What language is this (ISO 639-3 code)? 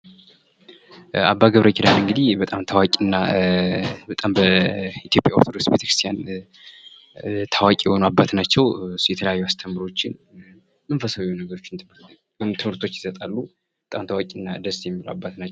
amh